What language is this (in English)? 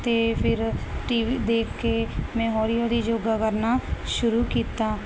Punjabi